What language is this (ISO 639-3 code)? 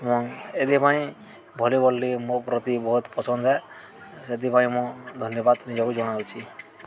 ori